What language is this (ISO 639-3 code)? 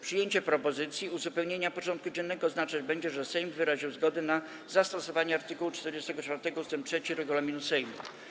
pol